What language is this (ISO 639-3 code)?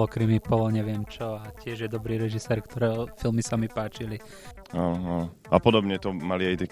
slk